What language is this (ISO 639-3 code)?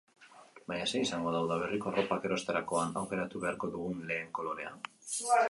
eus